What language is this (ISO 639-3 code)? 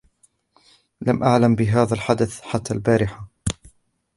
ara